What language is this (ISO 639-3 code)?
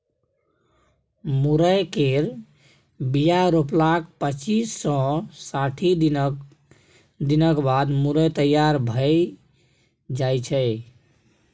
mai